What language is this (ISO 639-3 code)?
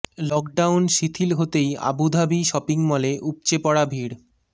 ben